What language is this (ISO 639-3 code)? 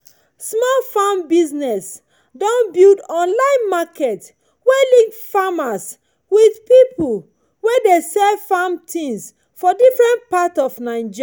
pcm